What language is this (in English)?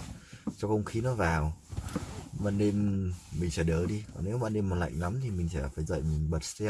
Vietnamese